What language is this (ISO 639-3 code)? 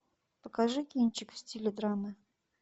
rus